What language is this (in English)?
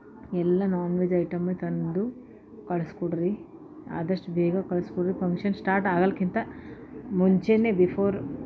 Kannada